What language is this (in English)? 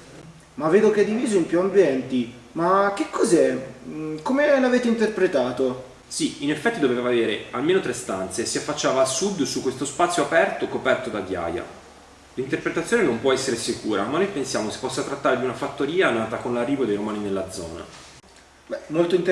Italian